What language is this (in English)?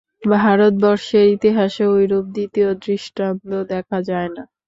Bangla